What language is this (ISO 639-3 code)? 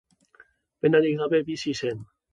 eus